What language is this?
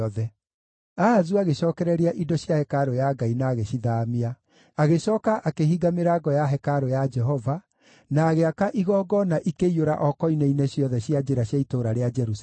Kikuyu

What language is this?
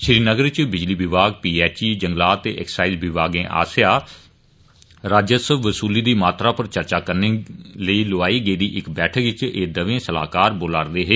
Dogri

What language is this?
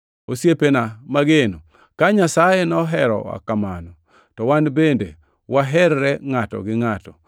Luo (Kenya and Tanzania)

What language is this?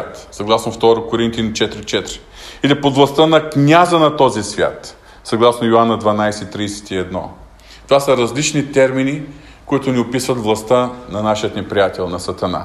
Bulgarian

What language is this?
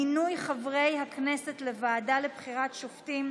Hebrew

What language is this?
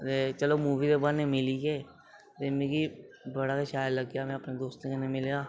Dogri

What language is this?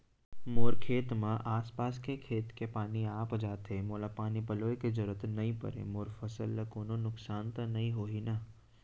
Chhattisgarhi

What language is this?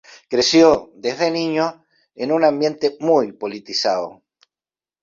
Spanish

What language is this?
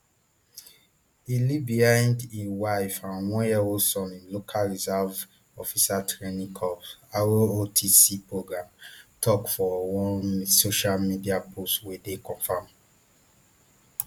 Nigerian Pidgin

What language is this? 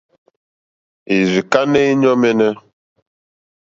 Mokpwe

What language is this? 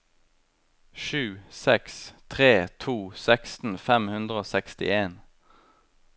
Norwegian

